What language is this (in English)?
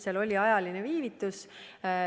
Estonian